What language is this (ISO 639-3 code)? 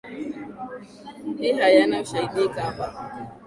swa